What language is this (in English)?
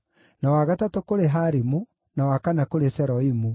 Kikuyu